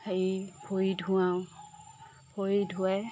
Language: Assamese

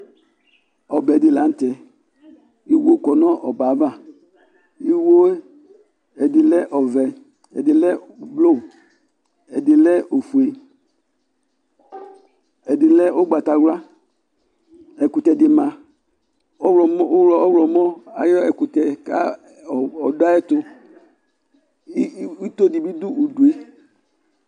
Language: Ikposo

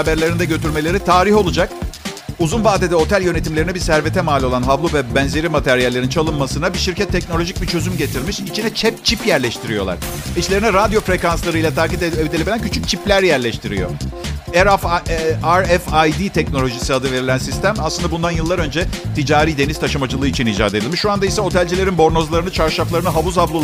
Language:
Turkish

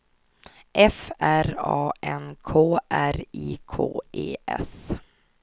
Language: Swedish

